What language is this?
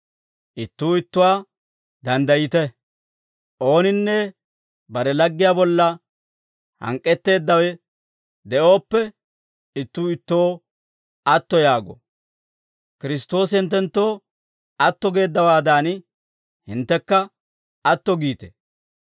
Dawro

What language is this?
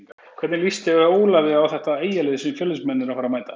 Icelandic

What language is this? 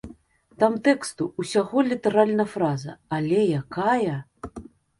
Belarusian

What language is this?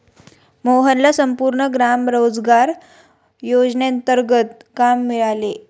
Marathi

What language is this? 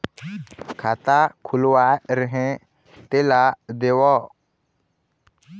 Chhattisgarhi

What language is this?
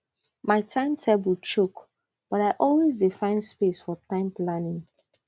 Nigerian Pidgin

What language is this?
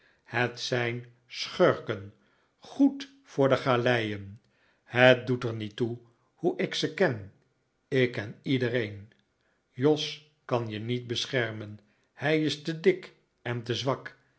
Dutch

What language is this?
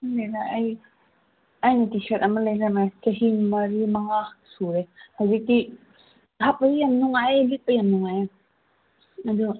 Manipuri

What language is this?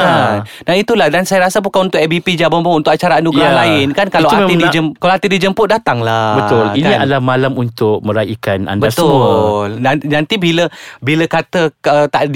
Malay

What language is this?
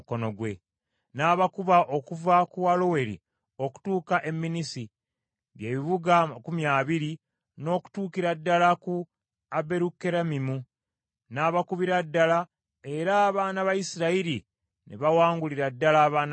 Ganda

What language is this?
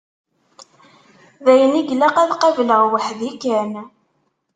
Kabyle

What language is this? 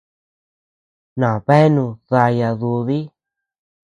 Tepeuxila Cuicatec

